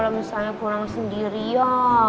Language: Indonesian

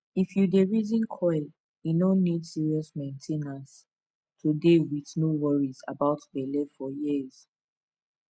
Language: Nigerian Pidgin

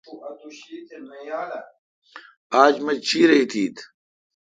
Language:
Kalkoti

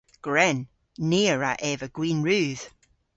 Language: Cornish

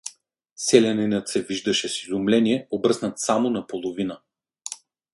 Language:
Bulgarian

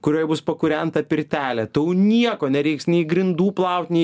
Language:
Lithuanian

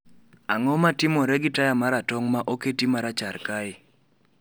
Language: Luo (Kenya and Tanzania)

